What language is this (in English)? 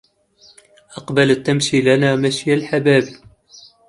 Arabic